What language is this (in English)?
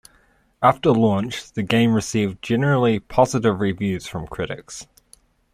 English